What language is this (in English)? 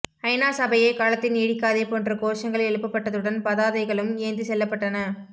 Tamil